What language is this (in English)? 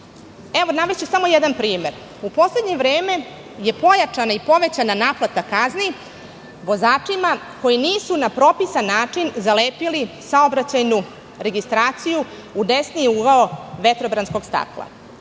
Serbian